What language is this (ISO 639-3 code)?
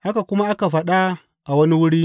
hau